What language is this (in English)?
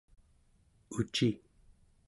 Central Yupik